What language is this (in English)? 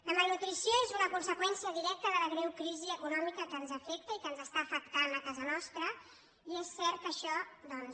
Catalan